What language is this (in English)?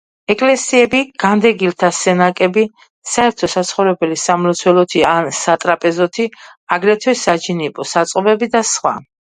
Georgian